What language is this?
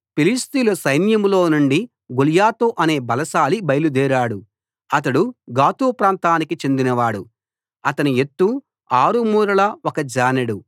Telugu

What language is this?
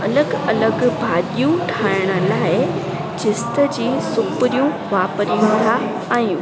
Sindhi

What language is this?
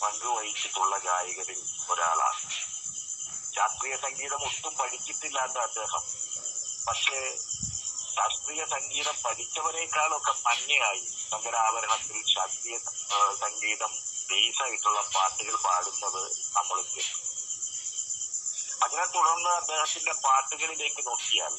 Malayalam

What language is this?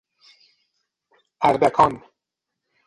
Persian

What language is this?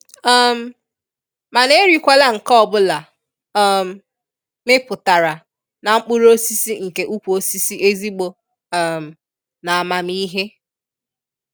Igbo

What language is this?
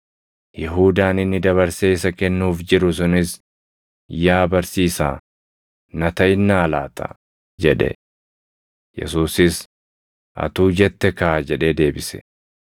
Oromo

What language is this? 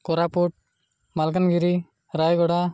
Odia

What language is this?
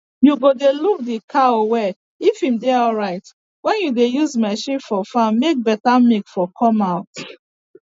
Nigerian Pidgin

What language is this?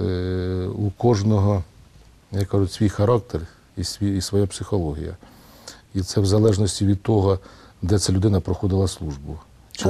Ukrainian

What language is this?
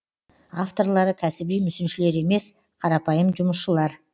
Kazakh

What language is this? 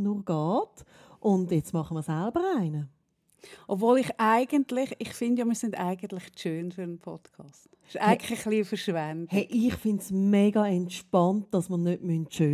German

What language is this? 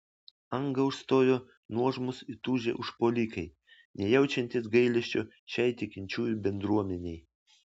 Lithuanian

